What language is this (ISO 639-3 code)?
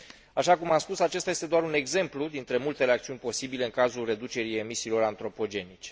ron